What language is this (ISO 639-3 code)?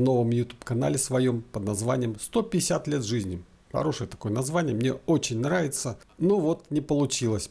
rus